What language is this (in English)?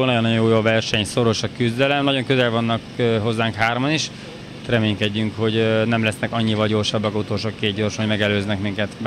Hungarian